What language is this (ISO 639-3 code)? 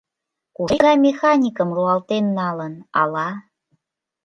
chm